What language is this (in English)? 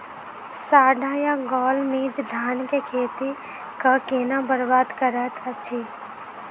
Maithili